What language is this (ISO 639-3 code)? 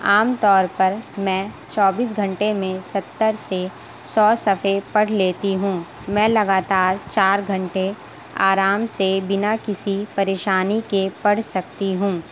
urd